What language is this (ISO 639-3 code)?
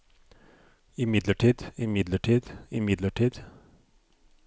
nor